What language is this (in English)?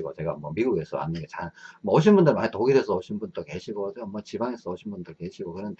Korean